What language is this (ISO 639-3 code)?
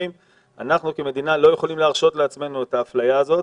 heb